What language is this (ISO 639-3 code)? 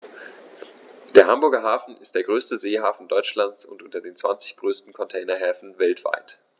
deu